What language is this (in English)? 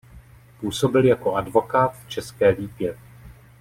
Czech